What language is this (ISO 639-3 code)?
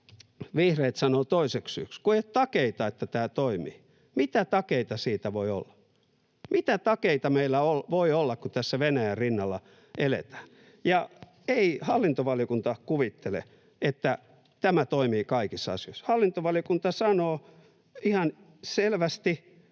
fin